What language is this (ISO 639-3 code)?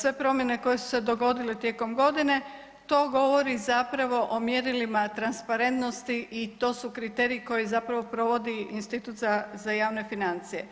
hrv